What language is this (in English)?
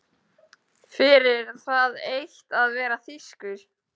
Icelandic